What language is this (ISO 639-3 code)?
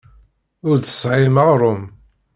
kab